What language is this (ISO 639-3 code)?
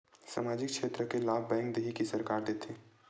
hne